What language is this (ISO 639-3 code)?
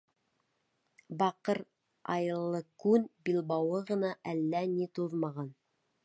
bak